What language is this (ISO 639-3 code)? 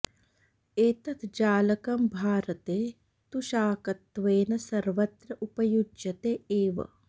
san